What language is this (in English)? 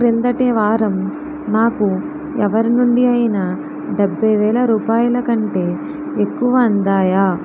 Telugu